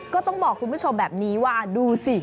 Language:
Thai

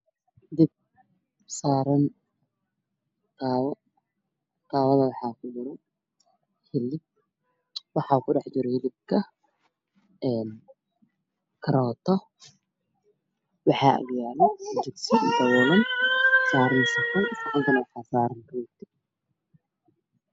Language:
Somali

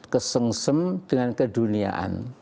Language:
Indonesian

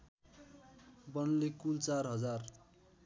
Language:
Nepali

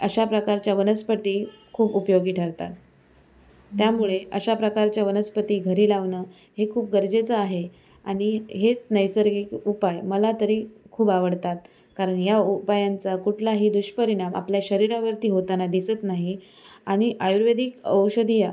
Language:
Marathi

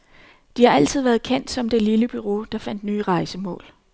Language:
Danish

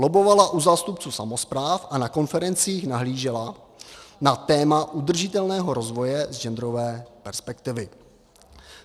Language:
Czech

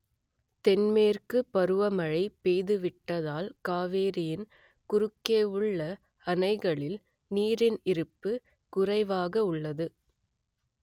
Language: Tamil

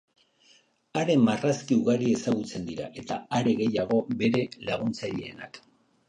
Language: Basque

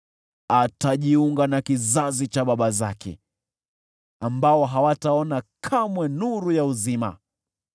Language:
Swahili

